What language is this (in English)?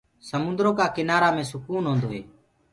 Gurgula